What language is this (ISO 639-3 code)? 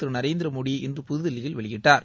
tam